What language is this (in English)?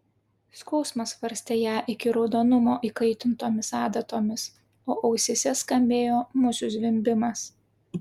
Lithuanian